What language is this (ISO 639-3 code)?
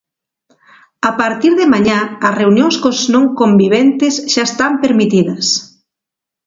glg